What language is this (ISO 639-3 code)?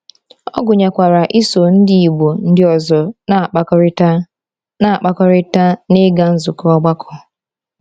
ibo